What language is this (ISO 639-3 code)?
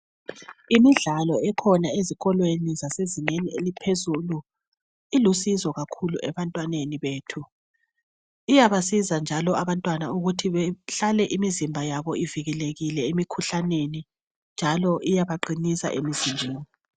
nde